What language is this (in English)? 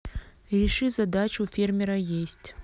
Russian